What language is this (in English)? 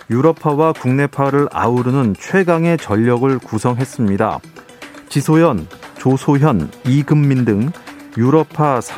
Korean